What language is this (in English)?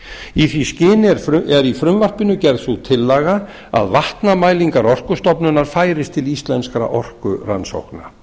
Icelandic